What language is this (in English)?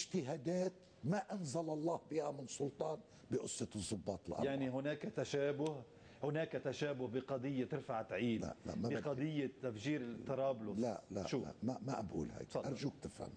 Arabic